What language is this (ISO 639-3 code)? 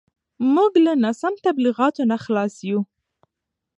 pus